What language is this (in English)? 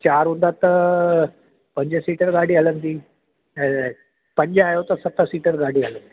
Sindhi